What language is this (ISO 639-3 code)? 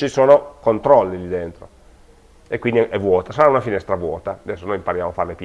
ita